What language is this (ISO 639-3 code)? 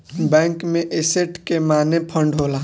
bho